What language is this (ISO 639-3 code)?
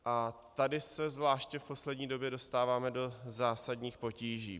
ces